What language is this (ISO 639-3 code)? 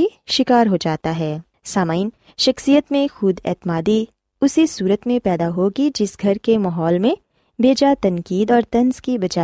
urd